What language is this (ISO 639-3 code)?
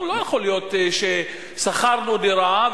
heb